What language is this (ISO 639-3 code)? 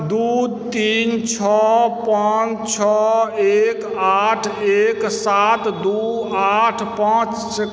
mai